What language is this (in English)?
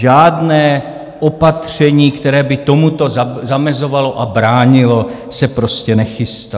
Czech